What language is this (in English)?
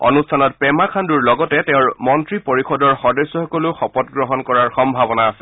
Assamese